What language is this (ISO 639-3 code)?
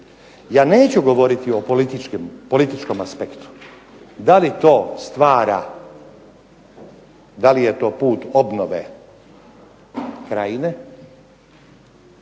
hrv